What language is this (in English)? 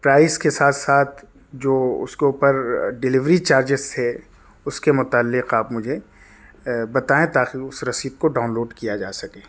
Urdu